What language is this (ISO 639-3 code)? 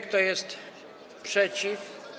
pol